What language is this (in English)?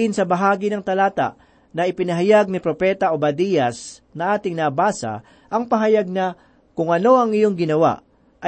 Filipino